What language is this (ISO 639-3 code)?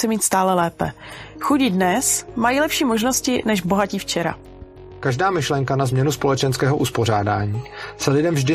ces